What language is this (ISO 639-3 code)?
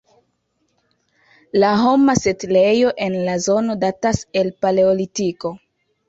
epo